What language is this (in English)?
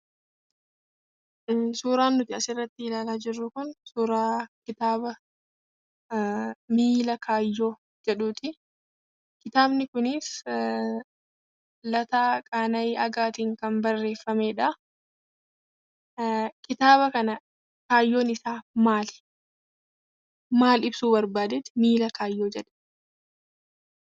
Oromo